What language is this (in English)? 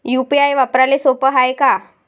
Marathi